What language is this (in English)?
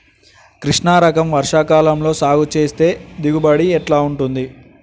Telugu